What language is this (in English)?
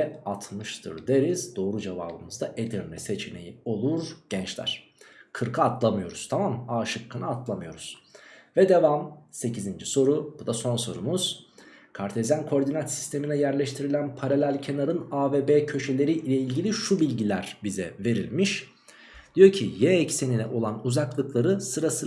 Turkish